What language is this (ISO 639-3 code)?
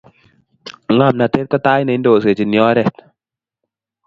kln